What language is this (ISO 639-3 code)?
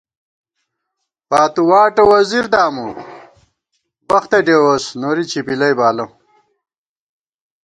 gwt